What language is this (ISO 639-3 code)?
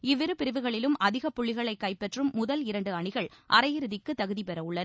tam